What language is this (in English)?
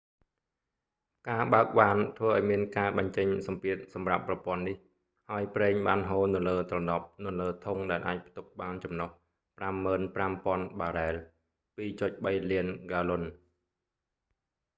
Khmer